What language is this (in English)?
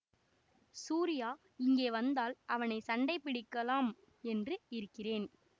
Tamil